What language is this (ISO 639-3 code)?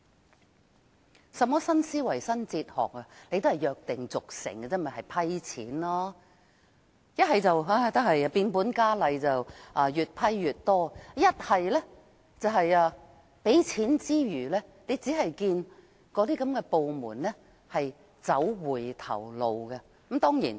yue